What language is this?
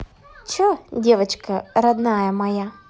Russian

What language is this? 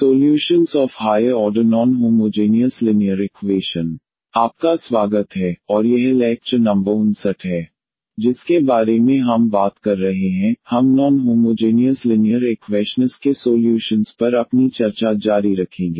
Hindi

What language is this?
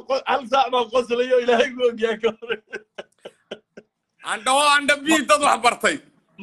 Arabic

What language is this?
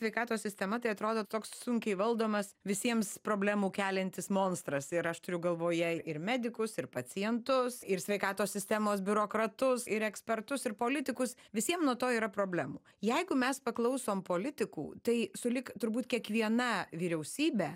Lithuanian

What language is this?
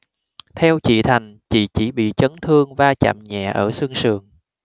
Vietnamese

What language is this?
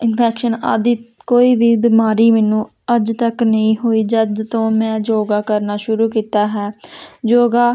Punjabi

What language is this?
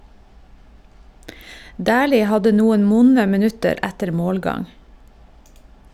Norwegian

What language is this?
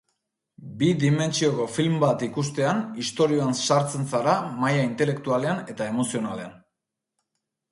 Basque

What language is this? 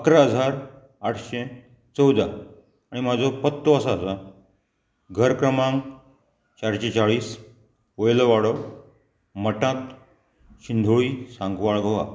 Konkani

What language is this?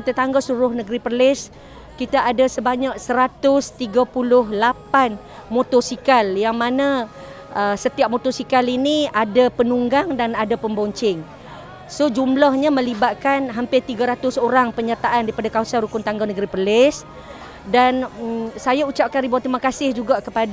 Malay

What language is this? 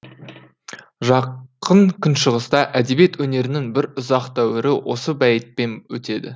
Kazakh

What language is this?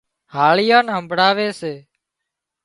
Wadiyara Koli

